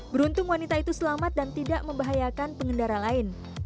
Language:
Indonesian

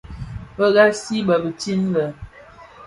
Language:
Bafia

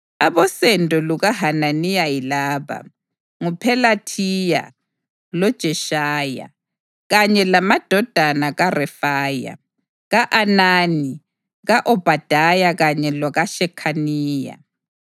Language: North Ndebele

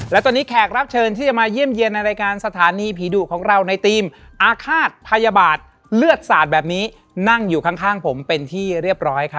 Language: Thai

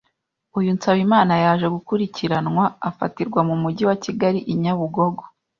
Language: Kinyarwanda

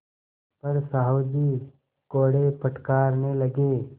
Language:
Hindi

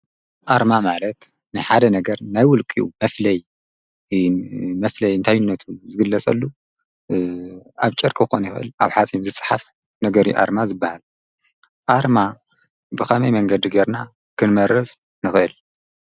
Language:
Tigrinya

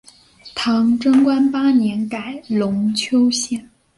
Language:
Chinese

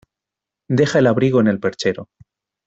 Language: Spanish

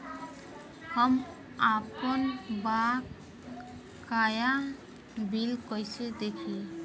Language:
Bhojpuri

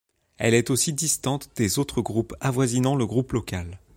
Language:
French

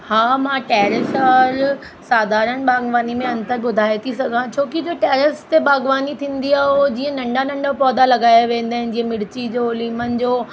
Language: Sindhi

